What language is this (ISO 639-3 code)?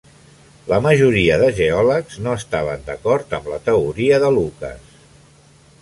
cat